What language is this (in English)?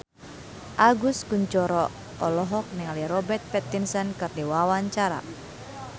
Sundanese